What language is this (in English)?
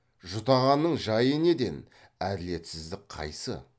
Kazakh